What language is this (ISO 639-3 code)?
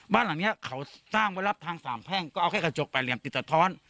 tha